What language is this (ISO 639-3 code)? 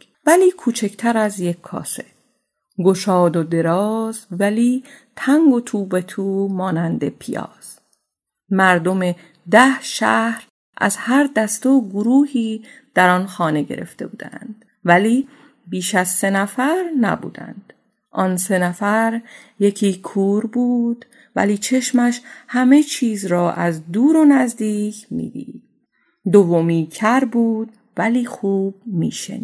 fas